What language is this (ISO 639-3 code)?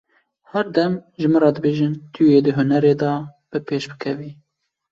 kur